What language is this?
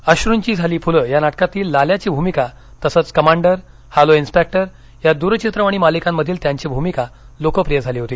Marathi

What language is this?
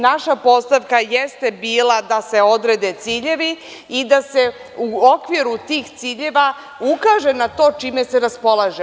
Serbian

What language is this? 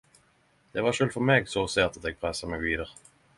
Norwegian Nynorsk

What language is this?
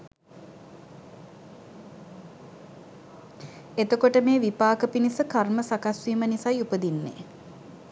Sinhala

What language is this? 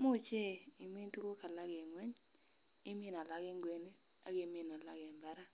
Kalenjin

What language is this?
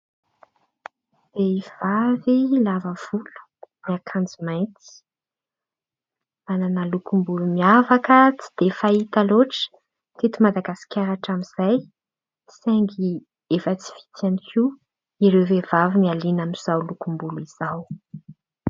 Malagasy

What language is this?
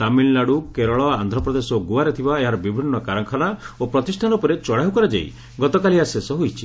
Odia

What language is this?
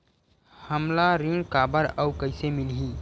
Chhattisgarhi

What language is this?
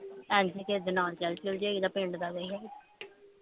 Punjabi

